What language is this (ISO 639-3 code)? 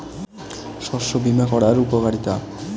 ben